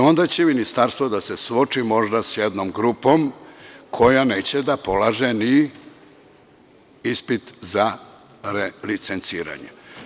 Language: Serbian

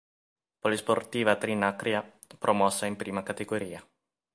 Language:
Italian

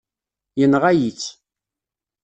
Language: Kabyle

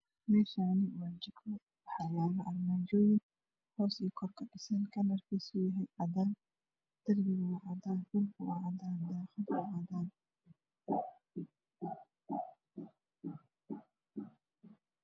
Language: Somali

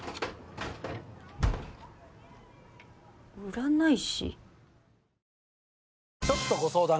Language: Japanese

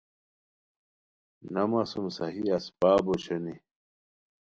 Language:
Khowar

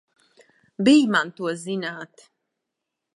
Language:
Latvian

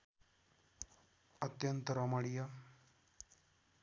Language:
Nepali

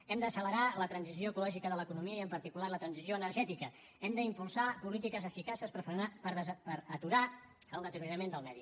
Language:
Catalan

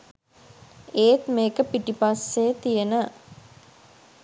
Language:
Sinhala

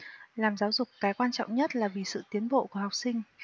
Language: Vietnamese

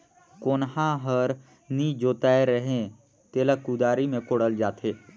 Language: Chhattisgarhi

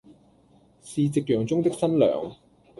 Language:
Cantonese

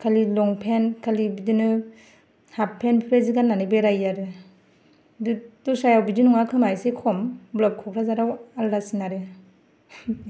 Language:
Bodo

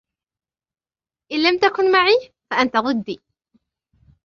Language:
Arabic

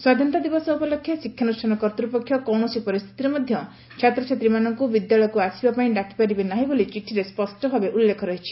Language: Odia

